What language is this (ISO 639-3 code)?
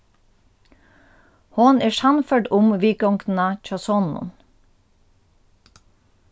fao